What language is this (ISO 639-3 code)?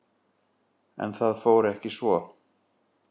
isl